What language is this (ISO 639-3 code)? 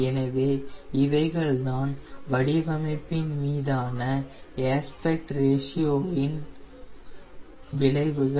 tam